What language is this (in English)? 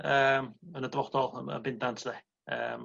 Welsh